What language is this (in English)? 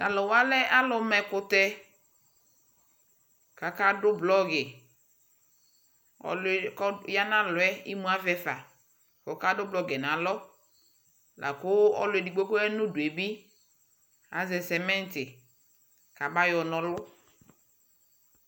Ikposo